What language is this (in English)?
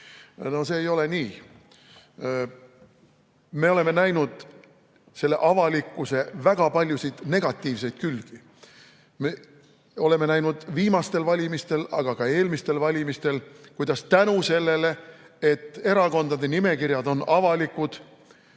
Estonian